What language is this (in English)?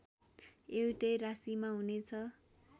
Nepali